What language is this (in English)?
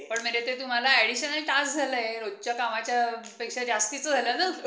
Marathi